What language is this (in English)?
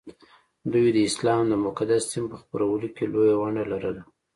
Pashto